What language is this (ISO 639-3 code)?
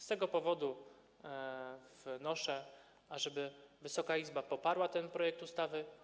pol